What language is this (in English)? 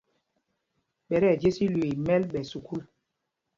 Mpumpong